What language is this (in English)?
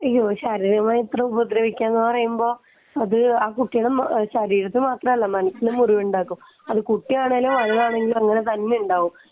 Malayalam